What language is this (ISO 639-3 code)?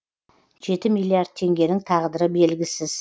kaz